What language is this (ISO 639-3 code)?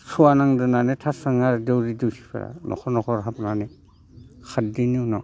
brx